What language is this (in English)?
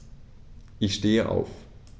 German